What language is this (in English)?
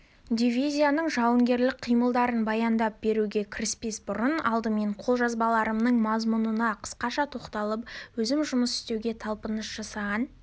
Kazakh